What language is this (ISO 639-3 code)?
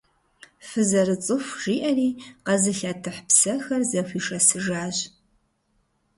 kbd